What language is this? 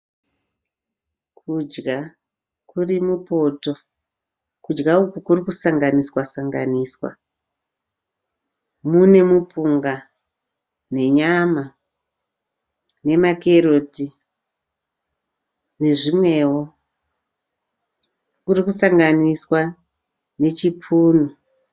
Shona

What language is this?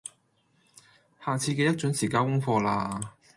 Cantonese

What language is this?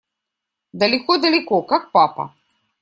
Russian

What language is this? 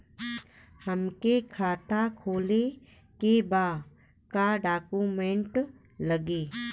Bhojpuri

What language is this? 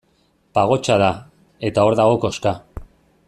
Basque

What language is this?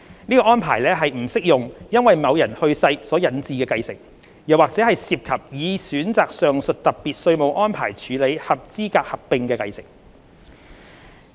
Cantonese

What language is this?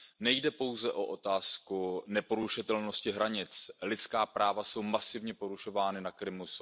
Czech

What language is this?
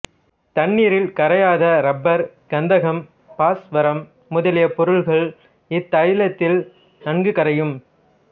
Tamil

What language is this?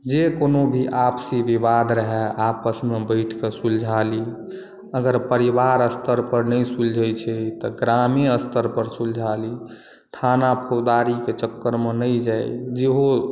Maithili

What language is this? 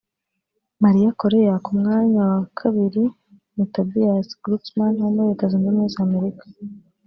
Kinyarwanda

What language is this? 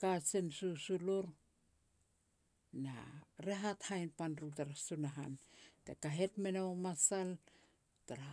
Petats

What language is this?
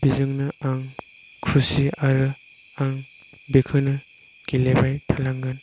Bodo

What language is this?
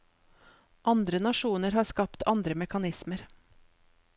Norwegian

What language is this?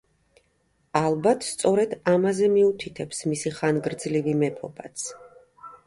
Georgian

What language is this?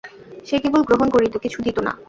Bangla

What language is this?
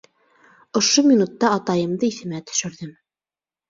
Bashkir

